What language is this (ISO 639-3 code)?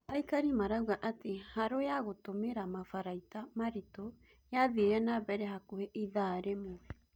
kik